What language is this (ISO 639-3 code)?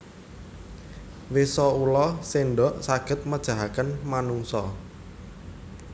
jav